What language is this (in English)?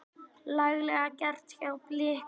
Icelandic